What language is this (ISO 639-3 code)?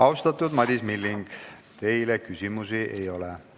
est